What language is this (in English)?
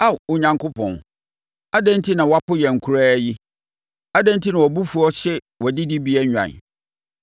Akan